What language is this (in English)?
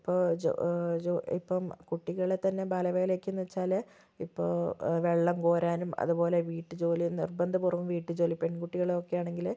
Malayalam